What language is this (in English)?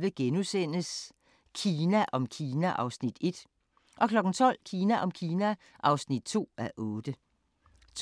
Danish